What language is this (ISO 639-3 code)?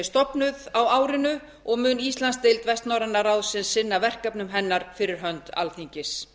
isl